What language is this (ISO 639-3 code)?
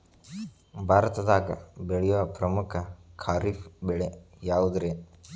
kan